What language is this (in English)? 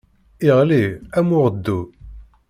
Kabyle